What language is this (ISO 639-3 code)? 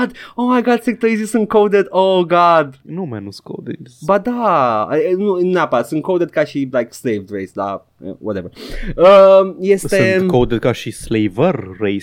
ron